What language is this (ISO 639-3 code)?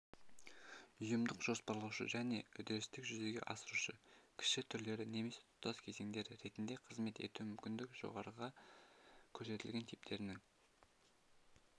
kaz